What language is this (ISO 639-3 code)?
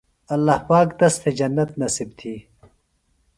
phl